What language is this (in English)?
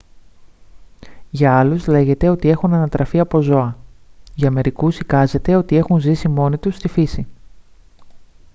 Greek